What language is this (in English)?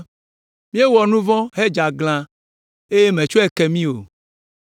Ewe